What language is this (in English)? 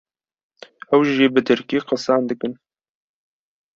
Kurdish